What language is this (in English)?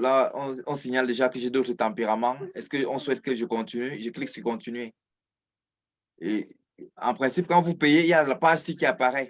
French